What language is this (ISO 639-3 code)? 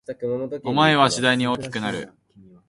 jpn